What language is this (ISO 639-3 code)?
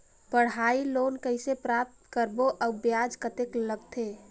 hne